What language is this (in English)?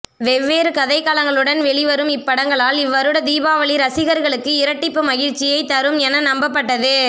Tamil